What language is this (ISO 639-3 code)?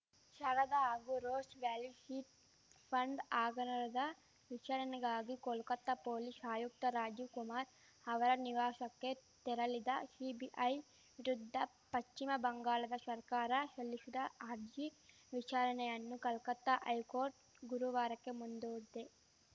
kan